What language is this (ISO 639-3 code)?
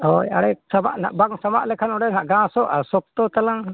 sat